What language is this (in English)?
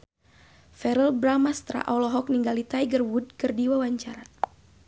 Sundanese